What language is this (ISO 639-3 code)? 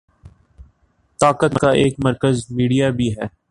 urd